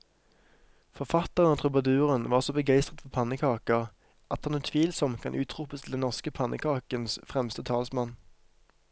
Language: Norwegian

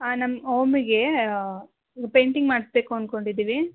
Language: Kannada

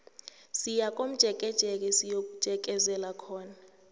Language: South Ndebele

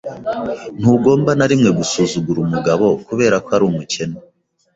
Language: Kinyarwanda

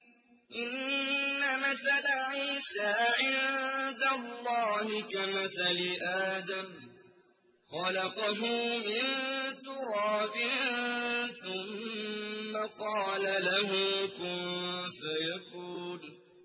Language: Arabic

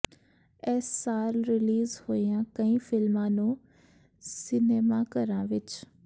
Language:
Punjabi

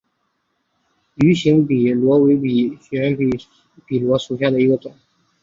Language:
Chinese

